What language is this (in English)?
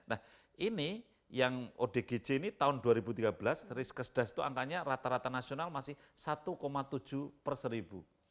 Indonesian